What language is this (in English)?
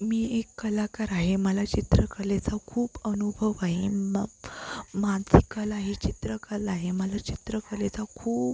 Marathi